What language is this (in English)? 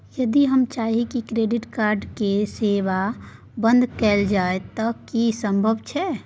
Maithili